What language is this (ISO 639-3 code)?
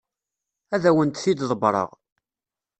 kab